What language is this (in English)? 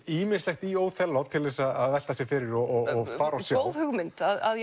Icelandic